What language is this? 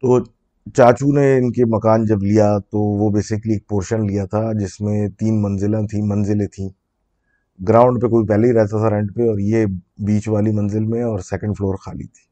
Urdu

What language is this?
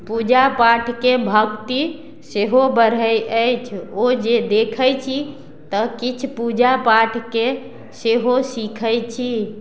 Maithili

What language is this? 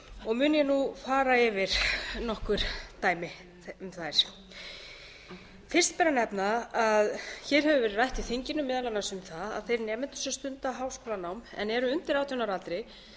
Icelandic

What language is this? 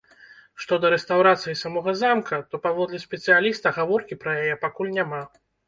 Belarusian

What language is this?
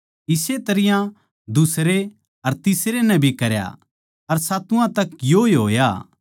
Haryanvi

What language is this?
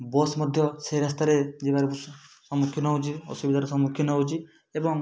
Odia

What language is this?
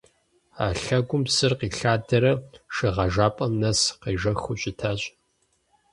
Kabardian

